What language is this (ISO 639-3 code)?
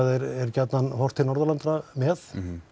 isl